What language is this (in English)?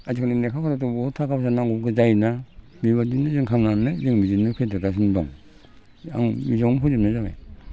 Bodo